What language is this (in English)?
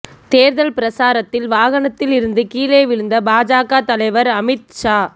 Tamil